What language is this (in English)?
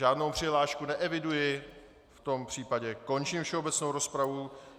Czech